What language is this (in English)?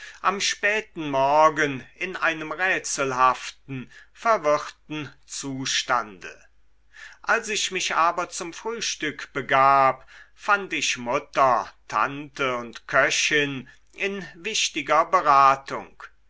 German